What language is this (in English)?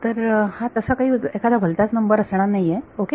Marathi